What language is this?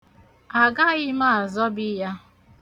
Igbo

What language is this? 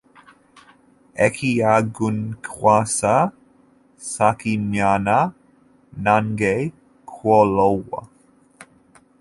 Ganda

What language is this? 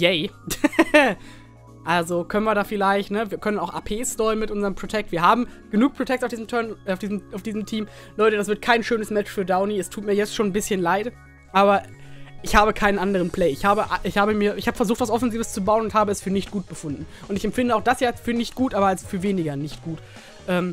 German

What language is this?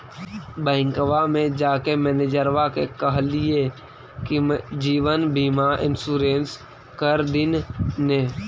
Magahi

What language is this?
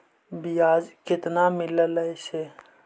Magahi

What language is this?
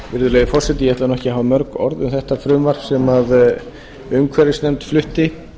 Icelandic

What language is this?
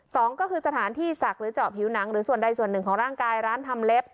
Thai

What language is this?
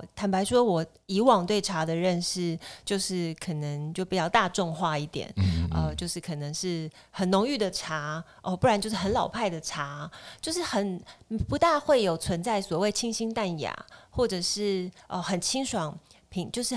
Chinese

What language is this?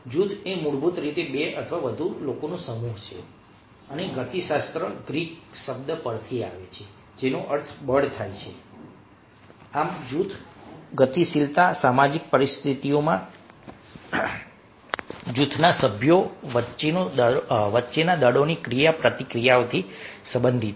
Gujarati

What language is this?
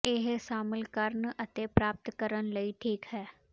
Punjabi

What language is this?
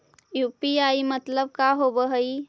Magahi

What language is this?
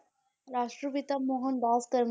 Punjabi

